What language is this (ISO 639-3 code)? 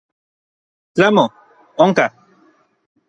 nlv